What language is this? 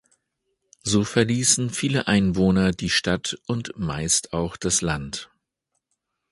German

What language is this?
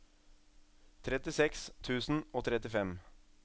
Norwegian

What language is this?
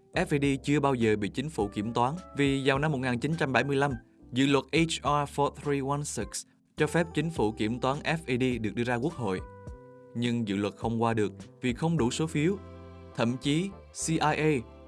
Vietnamese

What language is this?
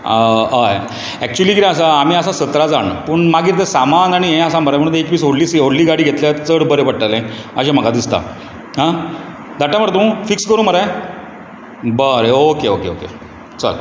Konkani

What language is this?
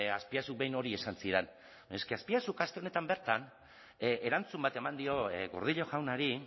Basque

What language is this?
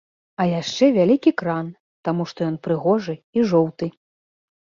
Belarusian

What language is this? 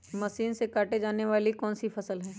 Magahi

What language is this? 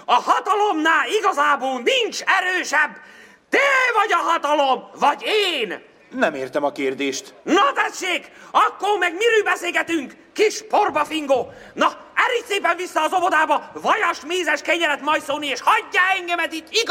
Hungarian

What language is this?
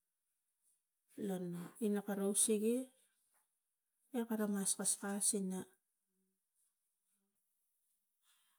Tigak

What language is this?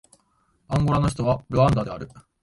Japanese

